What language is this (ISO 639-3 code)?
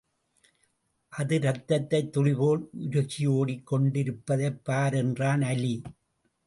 tam